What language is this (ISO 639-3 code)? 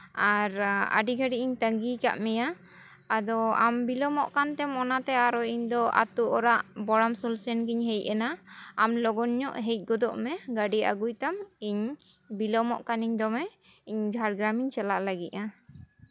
sat